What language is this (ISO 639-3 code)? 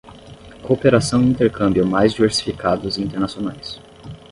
por